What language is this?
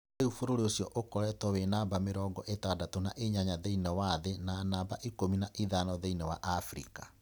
Kikuyu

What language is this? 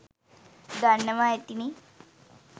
Sinhala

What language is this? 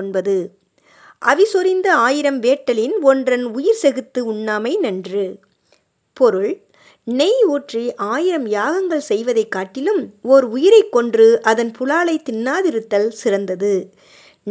Tamil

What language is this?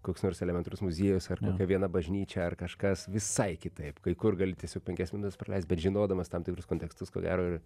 Lithuanian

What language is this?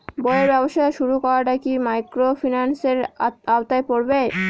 Bangla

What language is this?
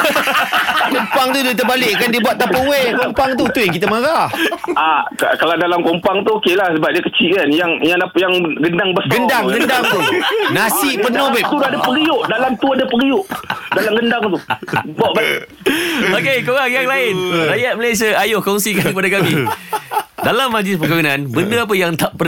Malay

